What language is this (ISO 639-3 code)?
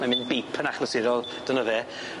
cym